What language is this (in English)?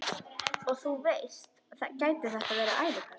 Icelandic